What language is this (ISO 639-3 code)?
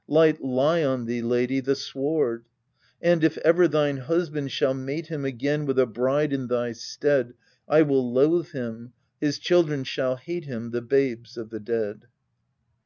eng